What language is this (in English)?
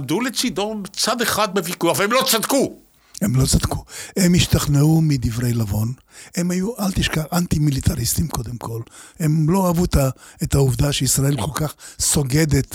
Hebrew